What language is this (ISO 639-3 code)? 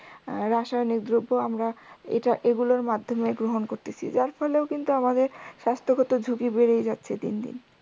ben